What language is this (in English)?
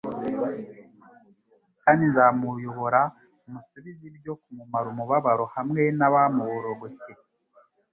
Kinyarwanda